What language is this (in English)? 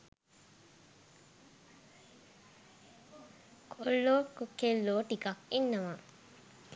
Sinhala